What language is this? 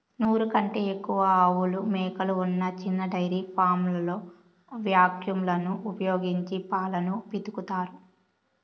Telugu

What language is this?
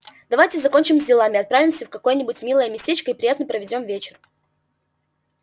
Russian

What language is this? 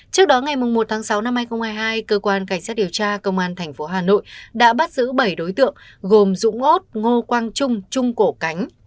Vietnamese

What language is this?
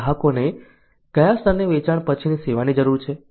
Gujarati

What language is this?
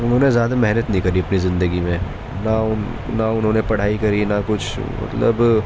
Urdu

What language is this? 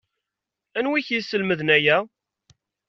Kabyle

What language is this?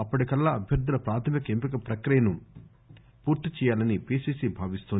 Telugu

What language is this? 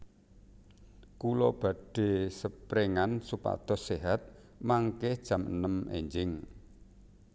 Javanese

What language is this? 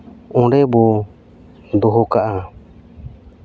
Santali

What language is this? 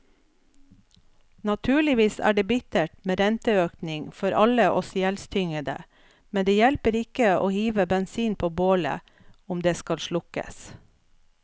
Norwegian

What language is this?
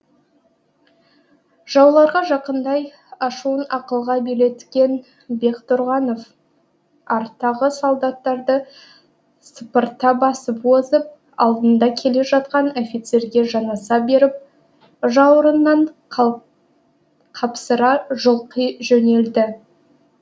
Kazakh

